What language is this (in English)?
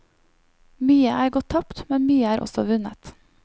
Norwegian